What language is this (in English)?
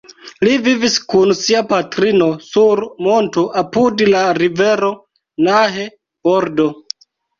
Esperanto